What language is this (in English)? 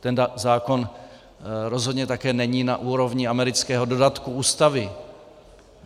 Czech